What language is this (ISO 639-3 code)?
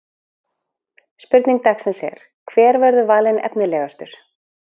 isl